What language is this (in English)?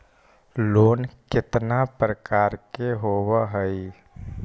Magahi